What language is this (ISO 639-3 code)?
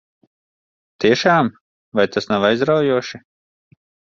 lav